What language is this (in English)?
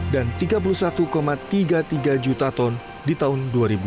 Indonesian